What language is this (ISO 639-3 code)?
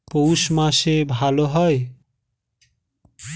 ben